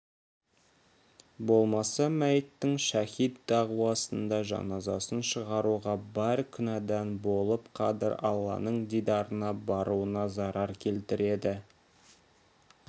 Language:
Kazakh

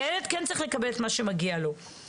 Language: Hebrew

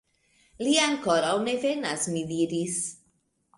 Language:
Esperanto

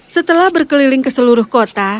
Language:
Indonesian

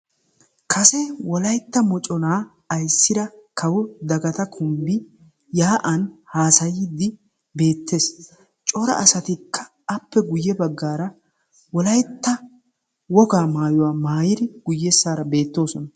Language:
Wolaytta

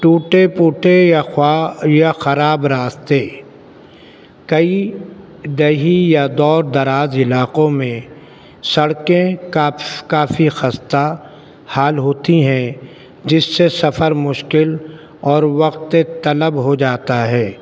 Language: Urdu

